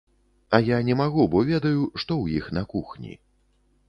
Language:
Belarusian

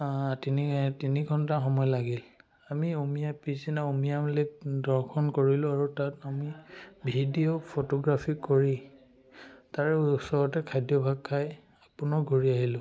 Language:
Assamese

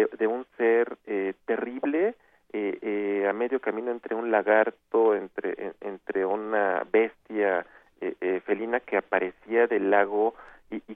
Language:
Spanish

